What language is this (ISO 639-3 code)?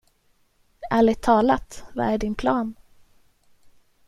swe